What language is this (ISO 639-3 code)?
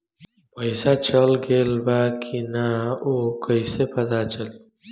bho